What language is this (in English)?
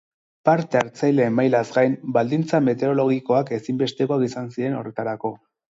Basque